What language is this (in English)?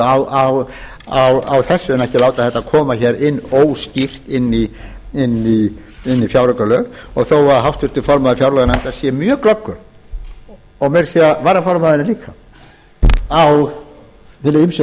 Icelandic